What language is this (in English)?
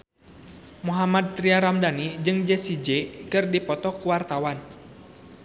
Sundanese